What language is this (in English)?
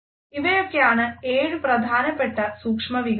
Malayalam